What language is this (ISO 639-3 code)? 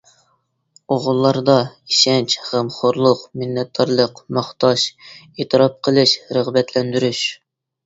uig